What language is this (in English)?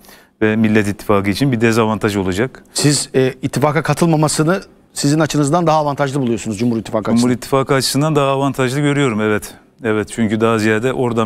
Turkish